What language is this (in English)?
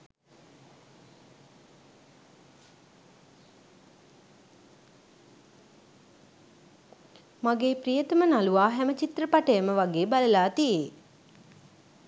Sinhala